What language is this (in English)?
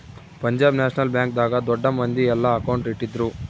Kannada